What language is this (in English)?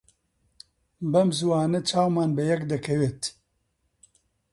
Central Kurdish